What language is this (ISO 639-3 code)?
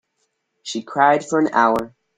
eng